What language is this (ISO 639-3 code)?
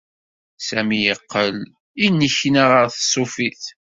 kab